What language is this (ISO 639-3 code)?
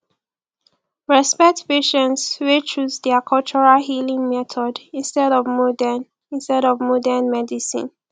pcm